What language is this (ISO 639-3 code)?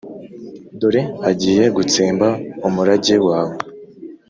kin